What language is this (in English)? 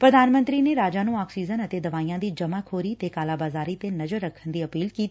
Punjabi